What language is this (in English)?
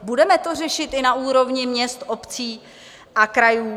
Czech